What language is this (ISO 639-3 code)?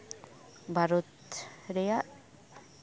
sat